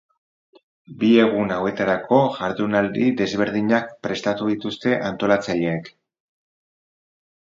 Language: Basque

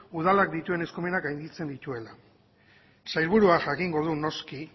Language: Basque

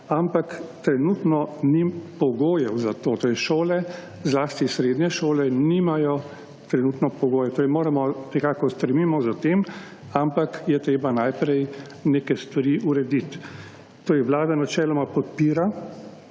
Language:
Slovenian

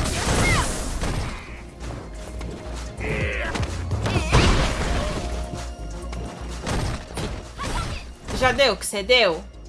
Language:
Portuguese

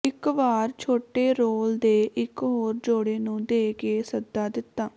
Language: Punjabi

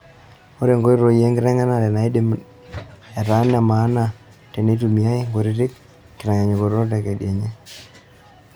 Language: Masai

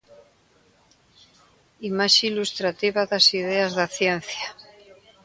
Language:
Galician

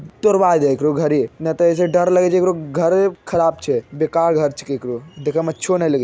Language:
Magahi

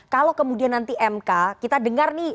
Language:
Indonesian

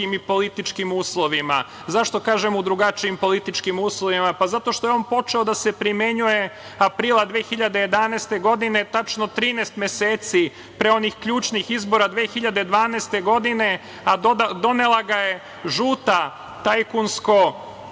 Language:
Serbian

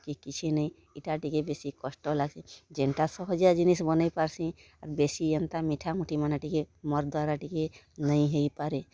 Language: Odia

